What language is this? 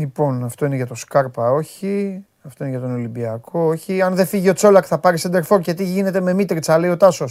Greek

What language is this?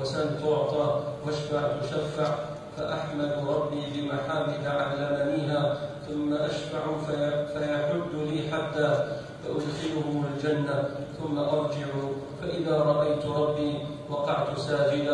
Arabic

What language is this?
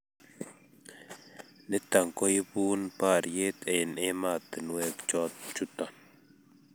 Kalenjin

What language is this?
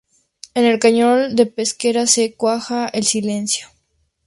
Spanish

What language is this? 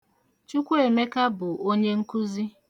Igbo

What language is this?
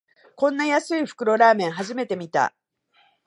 Japanese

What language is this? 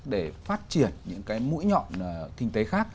Vietnamese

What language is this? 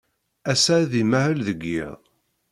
Kabyle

